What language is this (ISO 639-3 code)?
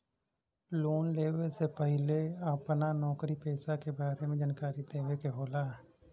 bho